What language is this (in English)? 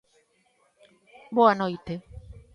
Galician